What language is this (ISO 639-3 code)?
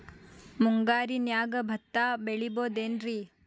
kan